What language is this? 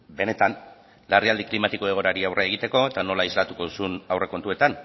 Basque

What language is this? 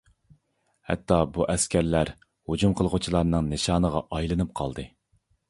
Uyghur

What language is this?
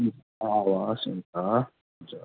Nepali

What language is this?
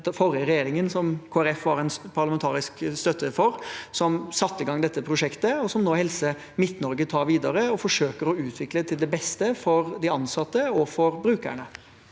Norwegian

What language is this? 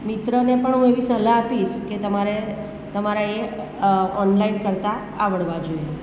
Gujarati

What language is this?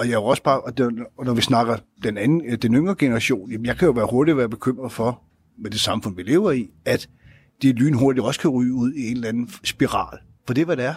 Danish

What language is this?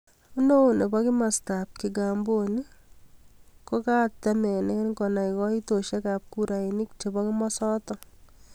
Kalenjin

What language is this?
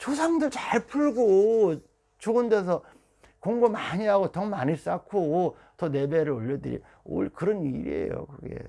Korean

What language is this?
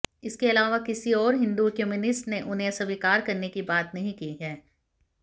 Hindi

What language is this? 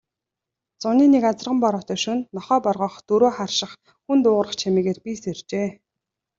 Mongolian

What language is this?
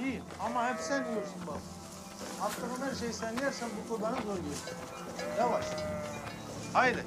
Turkish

